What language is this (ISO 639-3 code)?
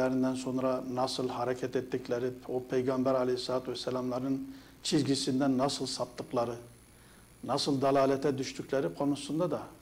tur